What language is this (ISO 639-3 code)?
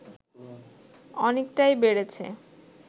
ben